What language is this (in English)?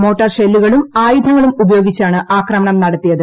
Malayalam